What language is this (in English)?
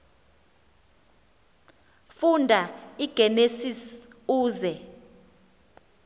Xhosa